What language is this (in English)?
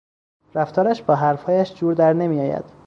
Persian